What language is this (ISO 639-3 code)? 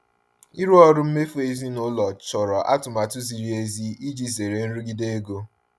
ibo